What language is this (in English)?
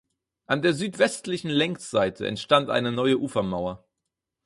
German